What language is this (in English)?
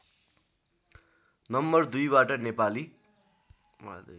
Nepali